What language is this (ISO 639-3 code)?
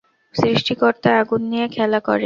ben